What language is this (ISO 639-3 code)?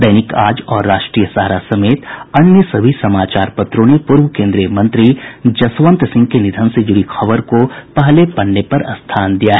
hin